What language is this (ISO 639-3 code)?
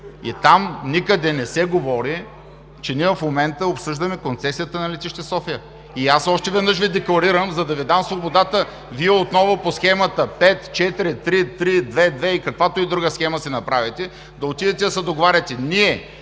bul